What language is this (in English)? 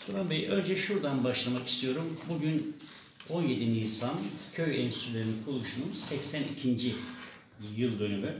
Turkish